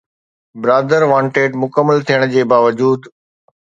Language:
Sindhi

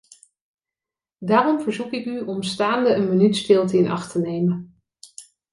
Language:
Dutch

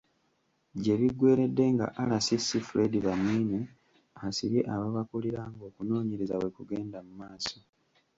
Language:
Ganda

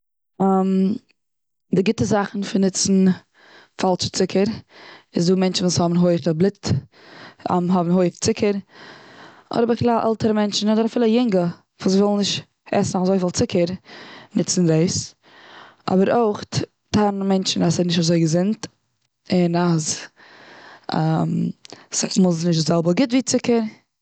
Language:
Yiddish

